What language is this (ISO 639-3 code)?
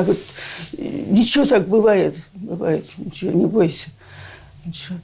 rus